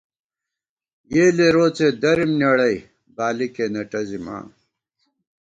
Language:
Gawar-Bati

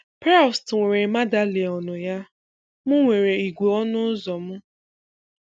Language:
Igbo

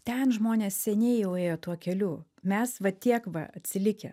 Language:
Lithuanian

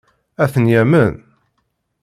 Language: Kabyle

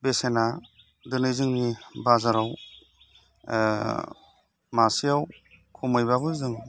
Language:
Bodo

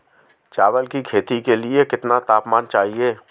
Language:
Hindi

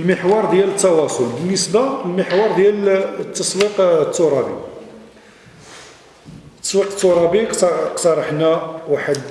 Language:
Arabic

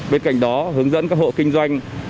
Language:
Vietnamese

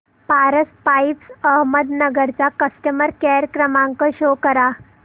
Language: Marathi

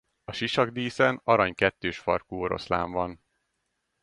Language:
Hungarian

